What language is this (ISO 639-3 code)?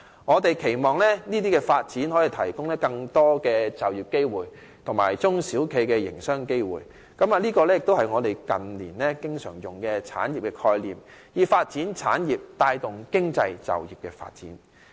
yue